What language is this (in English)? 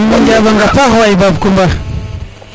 Serer